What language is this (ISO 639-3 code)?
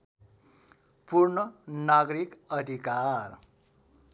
nep